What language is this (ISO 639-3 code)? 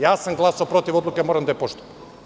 srp